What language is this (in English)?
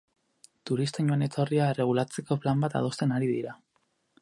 Basque